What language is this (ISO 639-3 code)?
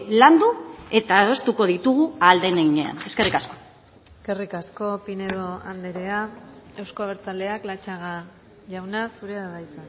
eus